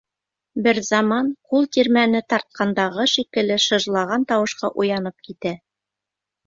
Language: Bashkir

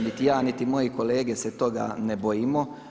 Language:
Croatian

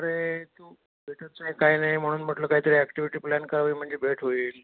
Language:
Marathi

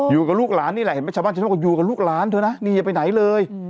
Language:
Thai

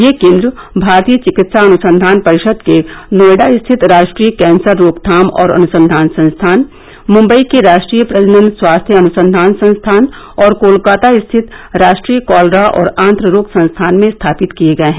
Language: Hindi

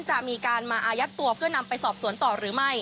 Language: Thai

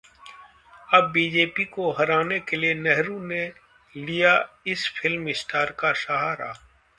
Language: Hindi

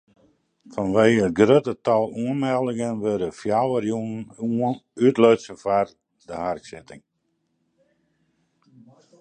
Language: Western Frisian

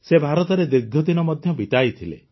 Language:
Odia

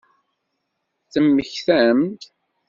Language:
Kabyle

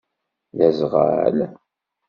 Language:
Kabyle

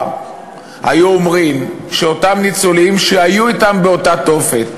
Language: Hebrew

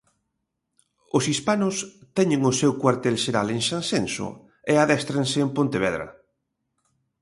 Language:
Galician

